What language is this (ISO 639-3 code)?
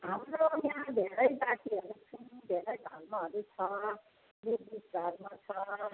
nep